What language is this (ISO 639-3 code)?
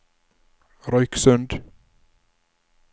nor